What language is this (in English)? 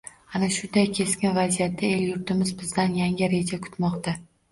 Uzbek